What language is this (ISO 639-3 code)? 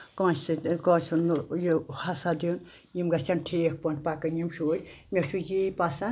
kas